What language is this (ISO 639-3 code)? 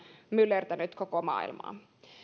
fin